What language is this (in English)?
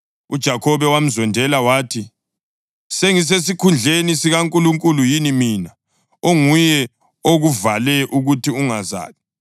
North Ndebele